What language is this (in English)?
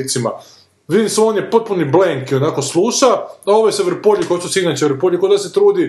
Croatian